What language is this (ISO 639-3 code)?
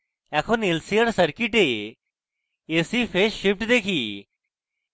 ben